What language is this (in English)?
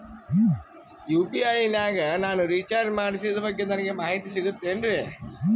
Kannada